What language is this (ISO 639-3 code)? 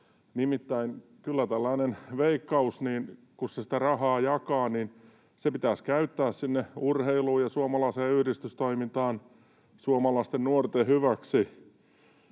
fin